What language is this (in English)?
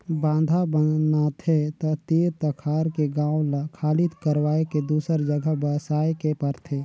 Chhattisgarhi